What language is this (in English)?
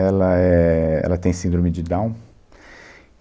Portuguese